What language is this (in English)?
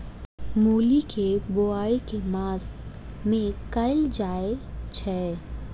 Maithili